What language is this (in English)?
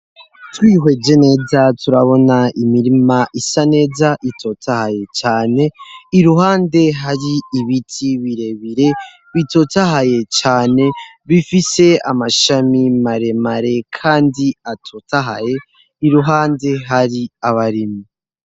Rundi